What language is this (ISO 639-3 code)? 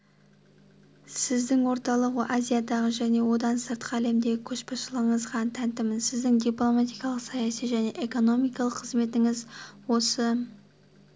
kaz